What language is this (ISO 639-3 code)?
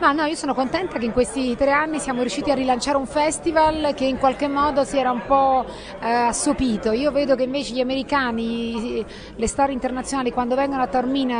ita